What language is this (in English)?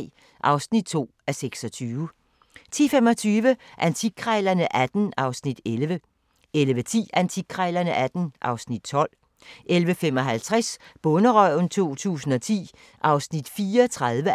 Danish